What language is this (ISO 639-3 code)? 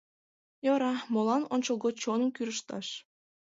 chm